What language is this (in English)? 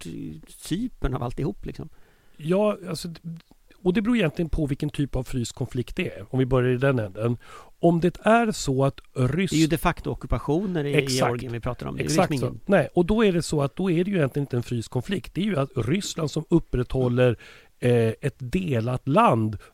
Swedish